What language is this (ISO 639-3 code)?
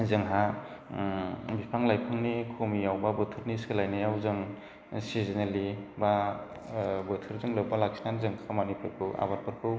brx